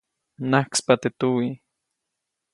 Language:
Copainalá Zoque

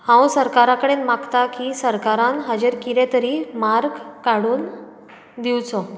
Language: Konkani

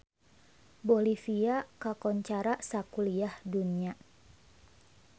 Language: Sundanese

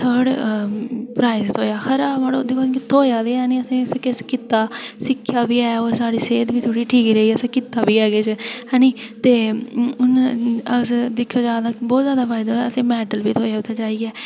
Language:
Dogri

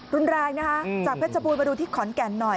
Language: Thai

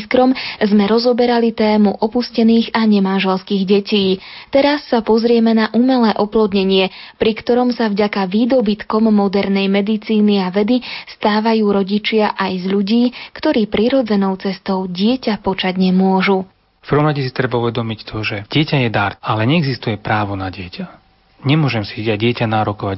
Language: Slovak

